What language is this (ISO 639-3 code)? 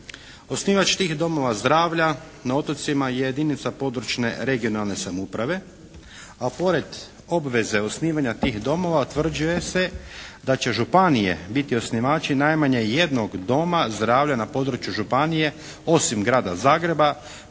hrv